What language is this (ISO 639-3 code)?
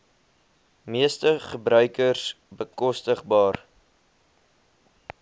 afr